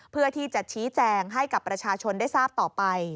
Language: Thai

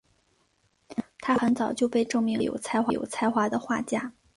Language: Chinese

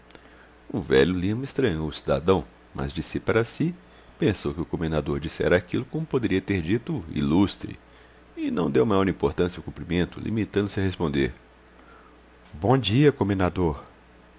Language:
Portuguese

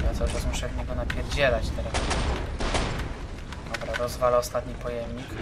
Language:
Polish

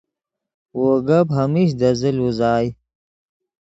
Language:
Yidgha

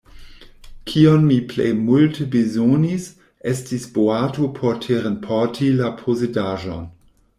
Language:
Esperanto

